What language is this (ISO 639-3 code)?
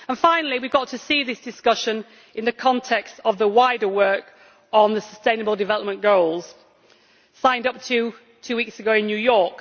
eng